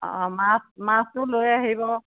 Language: Assamese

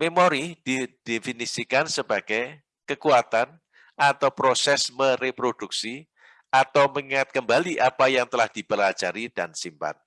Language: Indonesian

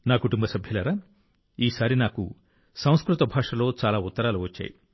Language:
Telugu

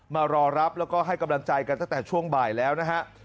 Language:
Thai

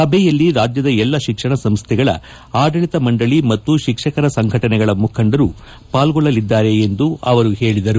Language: Kannada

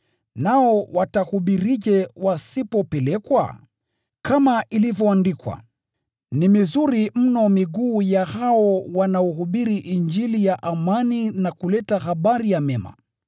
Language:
Swahili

